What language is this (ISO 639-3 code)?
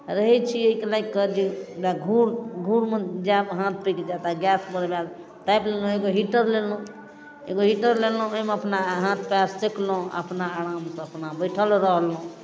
mai